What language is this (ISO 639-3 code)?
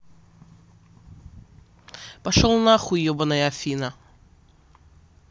rus